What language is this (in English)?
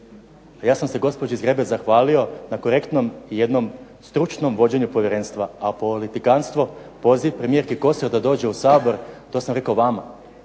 Croatian